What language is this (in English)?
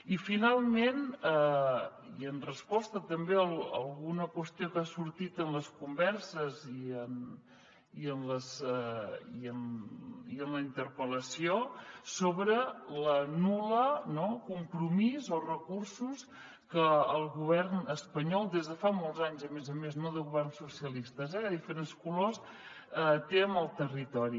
Catalan